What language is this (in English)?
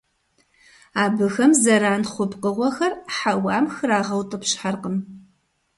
Kabardian